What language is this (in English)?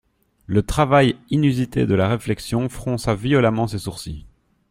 French